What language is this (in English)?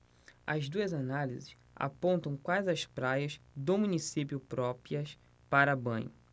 Portuguese